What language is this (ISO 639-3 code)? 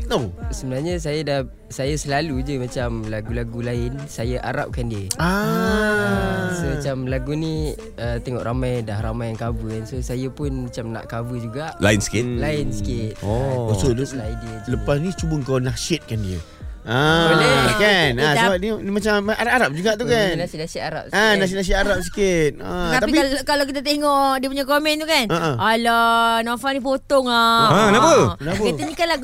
msa